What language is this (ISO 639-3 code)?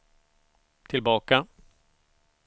swe